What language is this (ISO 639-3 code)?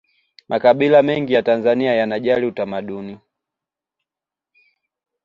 swa